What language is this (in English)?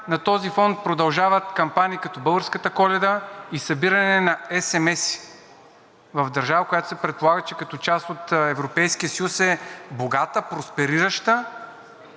Bulgarian